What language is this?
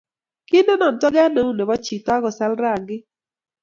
Kalenjin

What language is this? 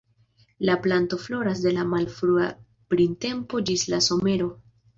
Esperanto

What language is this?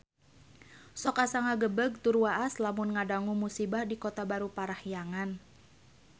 Sundanese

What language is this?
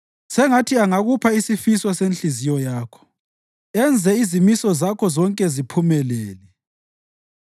North Ndebele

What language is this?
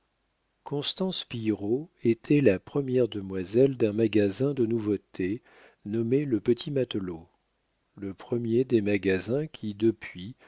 French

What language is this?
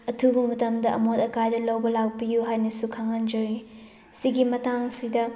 Manipuri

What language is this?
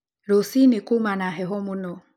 Kikuyu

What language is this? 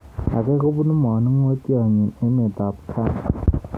Kalenjin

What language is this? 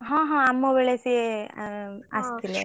Odia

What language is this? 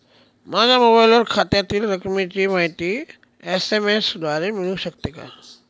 Marathi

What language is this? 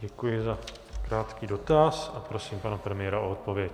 Czech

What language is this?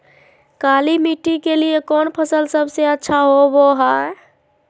Magahi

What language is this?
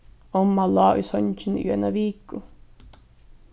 Faroese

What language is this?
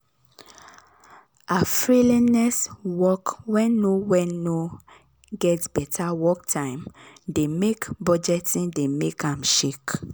Nigerian Pidgin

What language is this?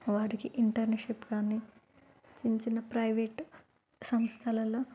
Telugu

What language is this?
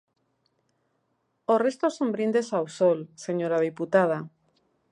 Galician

